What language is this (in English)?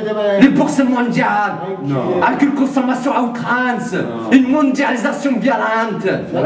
French